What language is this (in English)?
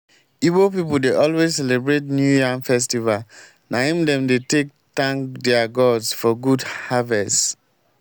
Nigerian Pidgin